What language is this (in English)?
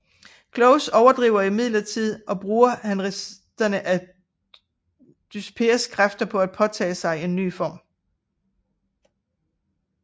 Danish